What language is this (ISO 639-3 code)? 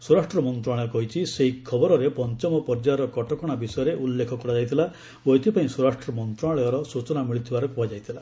ori